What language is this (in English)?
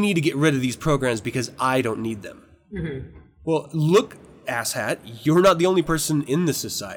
English